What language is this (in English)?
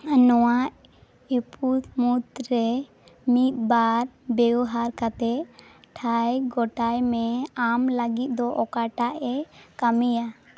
Santali